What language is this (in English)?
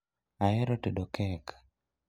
Luo (Kenya and Tanzania)